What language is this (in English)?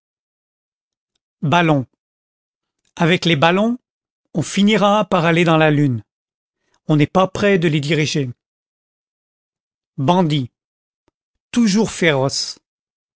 French